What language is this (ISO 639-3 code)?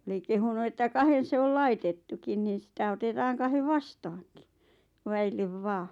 fin